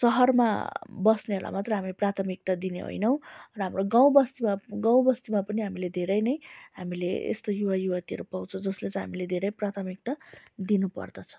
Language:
Nepali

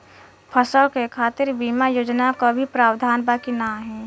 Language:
Bhojpuri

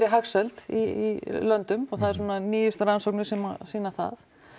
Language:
Icelandic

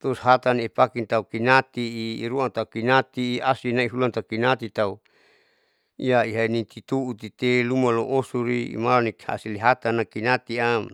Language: Saleman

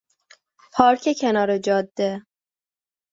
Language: Persian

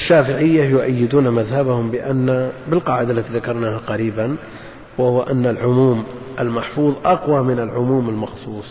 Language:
Arabic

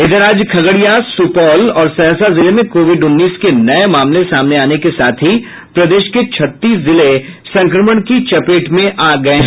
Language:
Hindi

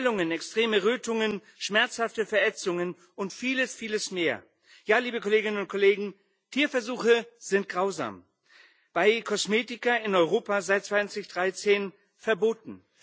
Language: German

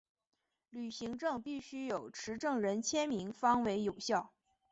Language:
Chinese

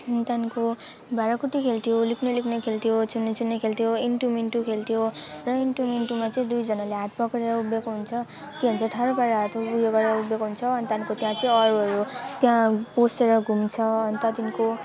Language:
Nepali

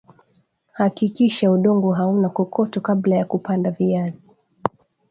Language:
Swahili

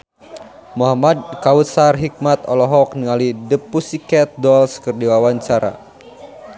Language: Sundanese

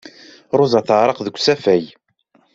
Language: Kabyle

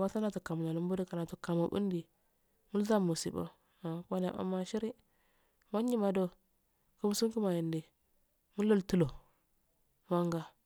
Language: Afade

